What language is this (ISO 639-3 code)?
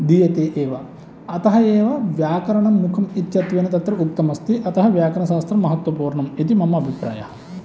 san